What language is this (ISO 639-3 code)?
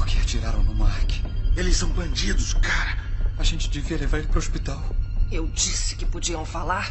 por